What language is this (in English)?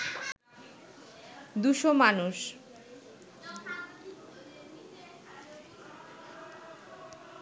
Bangla